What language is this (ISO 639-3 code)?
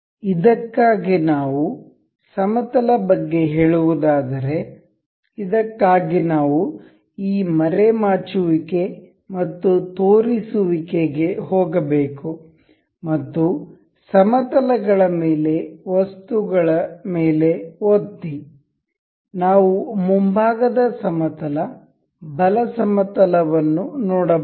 kan